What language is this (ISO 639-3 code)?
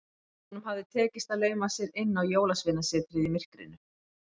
isl